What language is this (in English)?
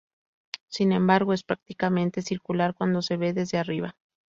Spanish